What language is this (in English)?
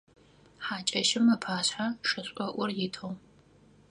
Adyghe